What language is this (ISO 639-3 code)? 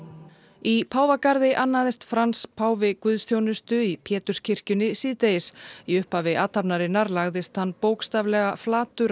isl